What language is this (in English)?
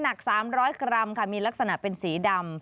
Thai